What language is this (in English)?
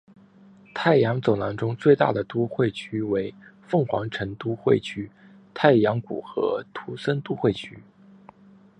Chinese